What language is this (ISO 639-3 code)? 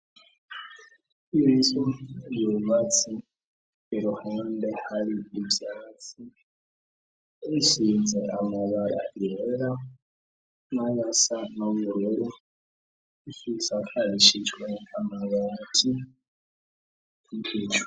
run